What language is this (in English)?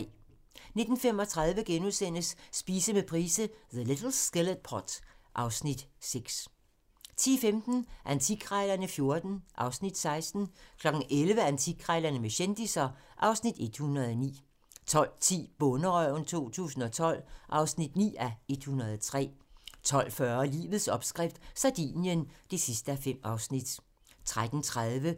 Danish